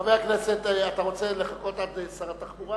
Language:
Hebrew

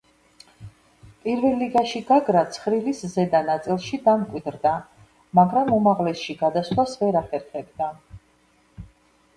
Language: Georgian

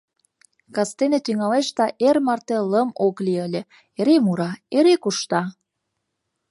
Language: Mari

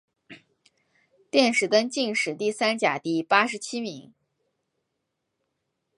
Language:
Chinese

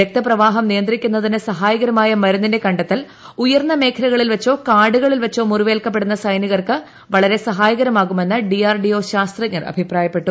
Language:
Malayalam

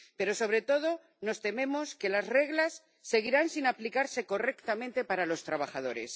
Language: Spanish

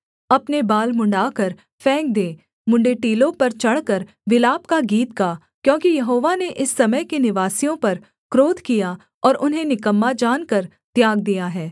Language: Hindi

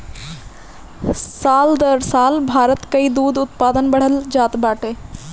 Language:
Bhojpuri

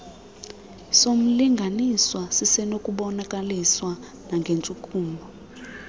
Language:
Xhosa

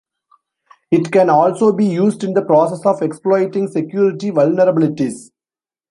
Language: English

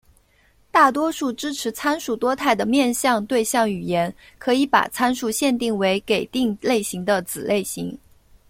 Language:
Chinese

